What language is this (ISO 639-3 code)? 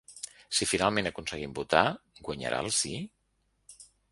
cat